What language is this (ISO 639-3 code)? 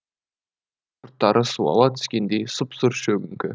kaz